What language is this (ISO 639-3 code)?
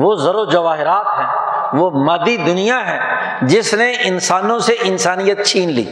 urd